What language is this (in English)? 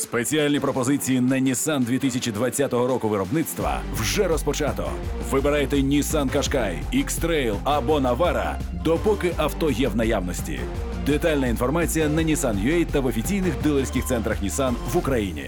Ukrainian